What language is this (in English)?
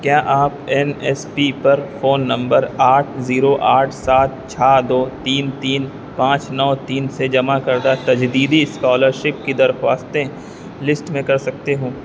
Urdu